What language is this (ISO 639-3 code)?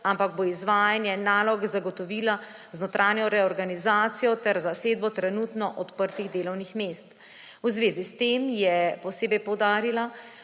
slv